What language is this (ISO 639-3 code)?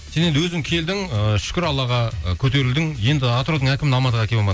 kaz